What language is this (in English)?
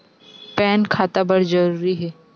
Chhattisgarhi